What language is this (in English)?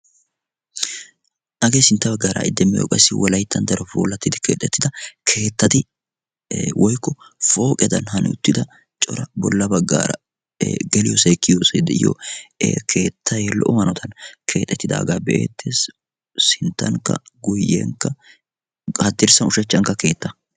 Wolaytta